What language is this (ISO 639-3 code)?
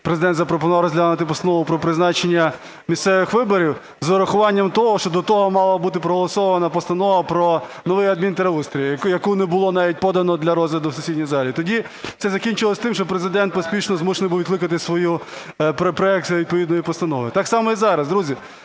ukr